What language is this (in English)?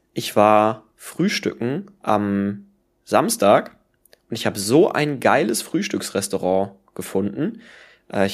German